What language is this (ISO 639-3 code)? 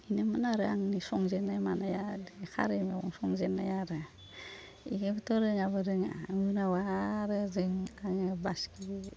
brx